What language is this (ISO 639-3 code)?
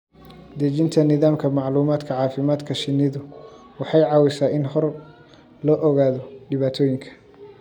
som